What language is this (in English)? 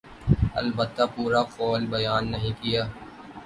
Urdu